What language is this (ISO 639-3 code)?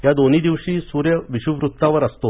mar